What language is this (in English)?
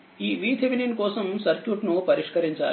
Telugu